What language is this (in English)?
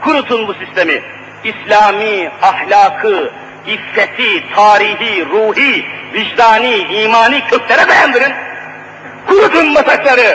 Turkish